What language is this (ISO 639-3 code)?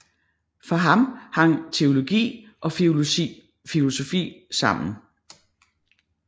dan